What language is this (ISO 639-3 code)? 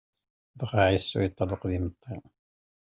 kab